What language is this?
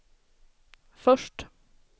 Swedish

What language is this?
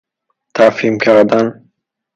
Persian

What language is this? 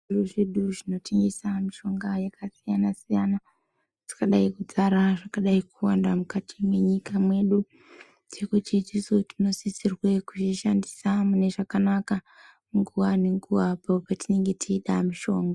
Ndau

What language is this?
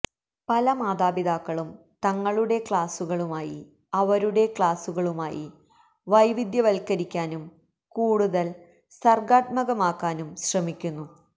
Malayalam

